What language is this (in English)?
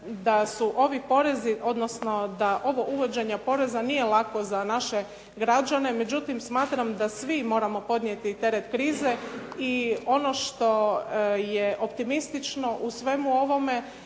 Croatian